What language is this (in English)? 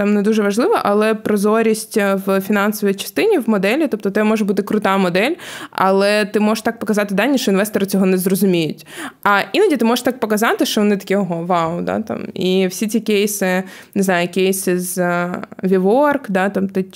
Ukrainian